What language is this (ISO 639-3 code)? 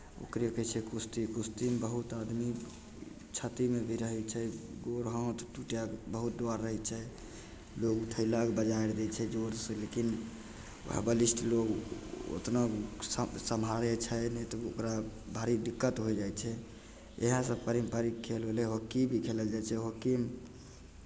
mai